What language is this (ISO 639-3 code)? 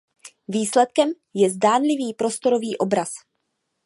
ces